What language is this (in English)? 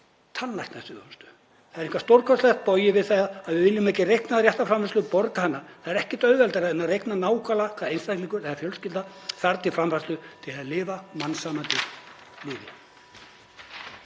Icelandic